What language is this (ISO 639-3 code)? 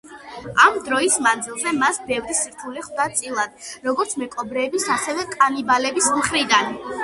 kat